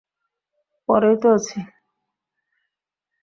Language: Bangla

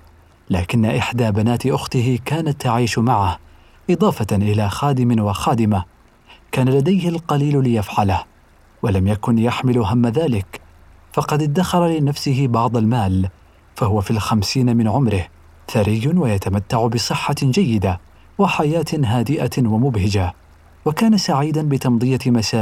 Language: Arabic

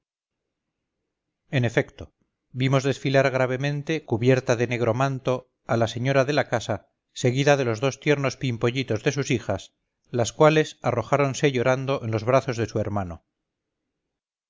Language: Spanish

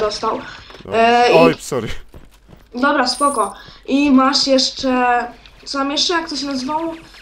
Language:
Polish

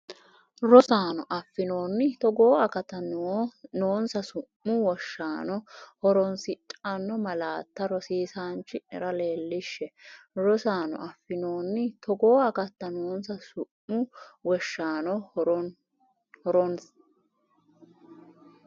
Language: Sidamo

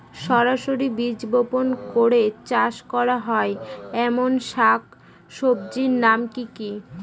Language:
Bangla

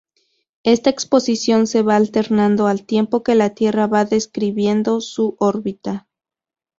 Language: Spanish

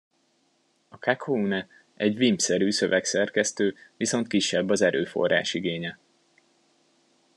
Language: Hungarian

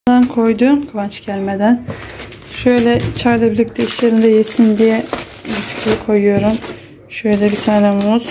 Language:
Turkish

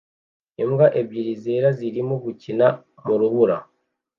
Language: Kinyarwanda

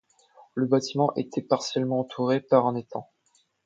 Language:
French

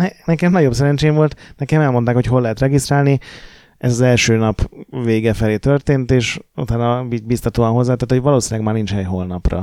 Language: Hungarian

